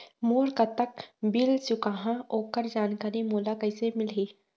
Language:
Chhattisgarhi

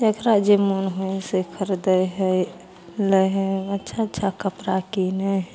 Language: Maithili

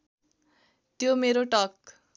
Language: Nepali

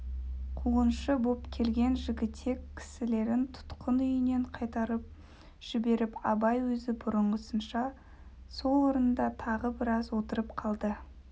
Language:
Kazakh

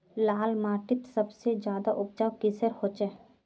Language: Magahi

